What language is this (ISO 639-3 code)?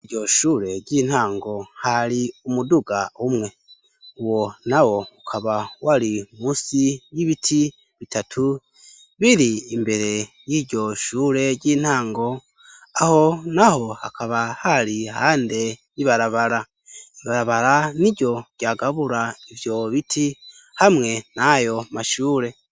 run